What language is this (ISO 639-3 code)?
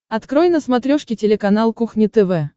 rus